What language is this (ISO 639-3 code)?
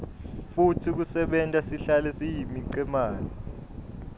ssw